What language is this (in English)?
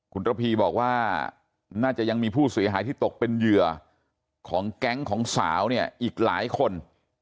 Thai